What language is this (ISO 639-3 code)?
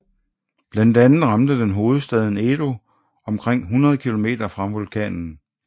dan